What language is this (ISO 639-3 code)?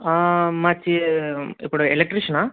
tel